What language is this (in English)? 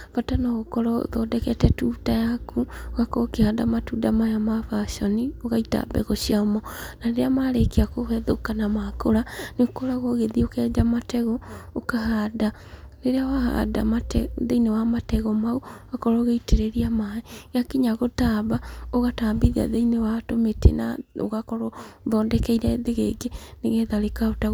Kikuyu